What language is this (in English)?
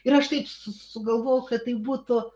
Lithuanian